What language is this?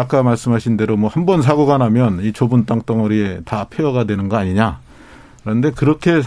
Korean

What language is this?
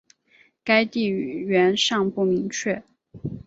Chinese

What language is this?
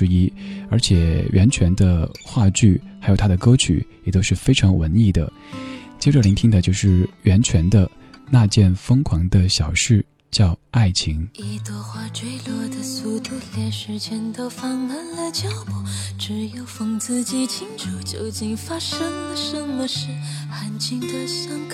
Chinese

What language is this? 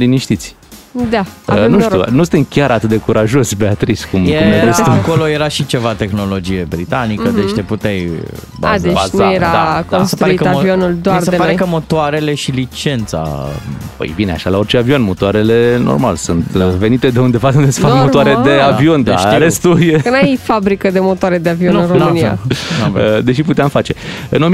Romanian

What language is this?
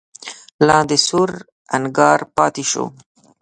Pashto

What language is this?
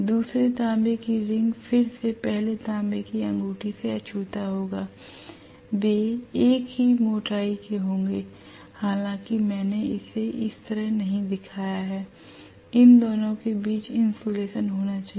Hindi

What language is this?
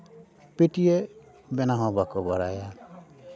Santali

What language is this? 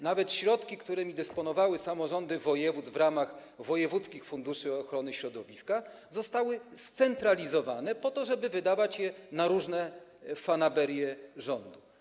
Polish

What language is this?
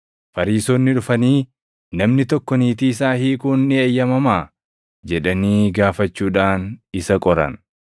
Oromo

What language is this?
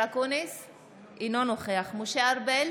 Hebrew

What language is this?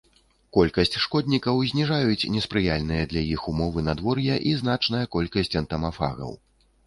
Belarusian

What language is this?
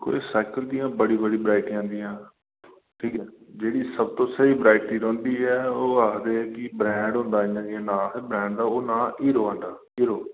Dogri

